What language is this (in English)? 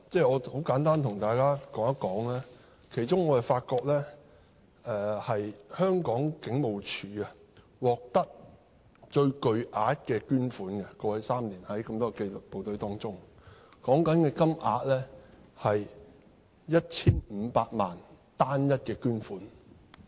Cantonese